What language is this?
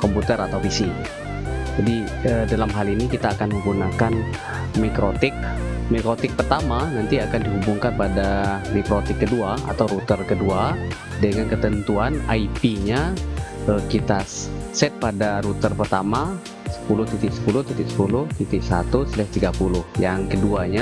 Indonesian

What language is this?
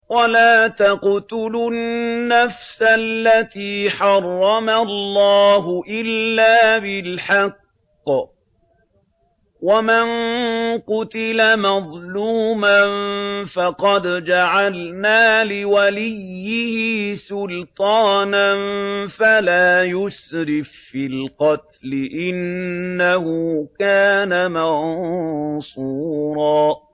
Arabic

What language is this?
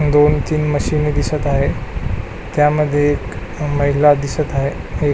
Marathi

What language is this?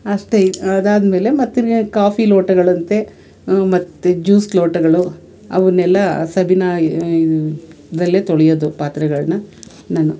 Kannada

